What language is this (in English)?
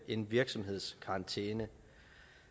Danish